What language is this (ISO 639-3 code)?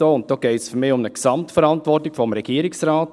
gsw